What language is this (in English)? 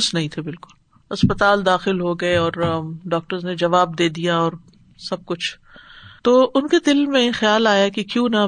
Urdu